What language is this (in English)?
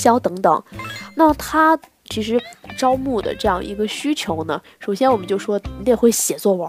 Chinese